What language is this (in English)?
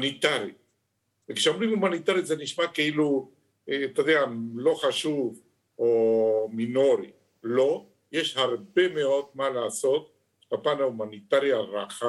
Hebrew